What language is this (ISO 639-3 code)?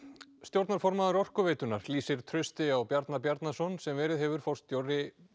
isl